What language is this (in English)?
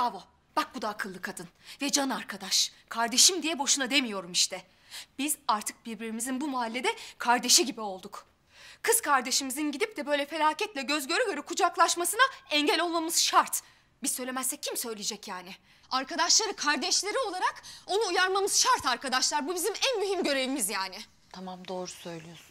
Turkish